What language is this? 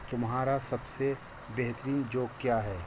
Urdu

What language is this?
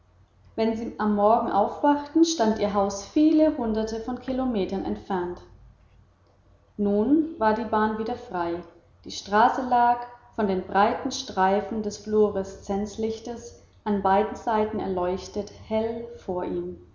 German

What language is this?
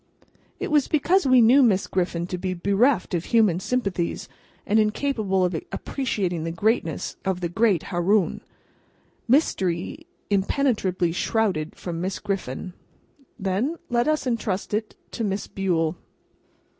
English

